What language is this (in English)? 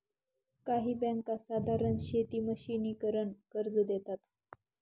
Marathi